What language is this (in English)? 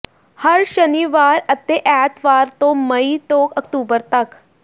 Punjabi